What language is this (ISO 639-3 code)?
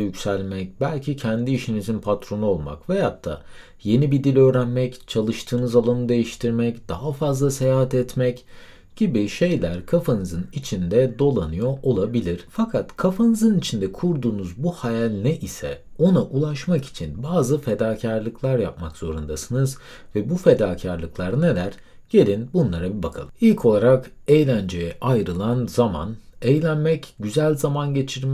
tur